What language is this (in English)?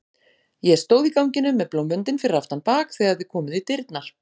Icelandic